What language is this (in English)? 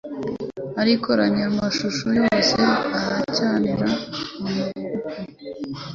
Kinyarwanda